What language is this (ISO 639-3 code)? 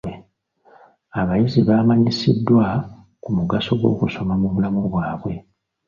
lug